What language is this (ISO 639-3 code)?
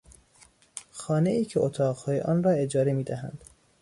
fas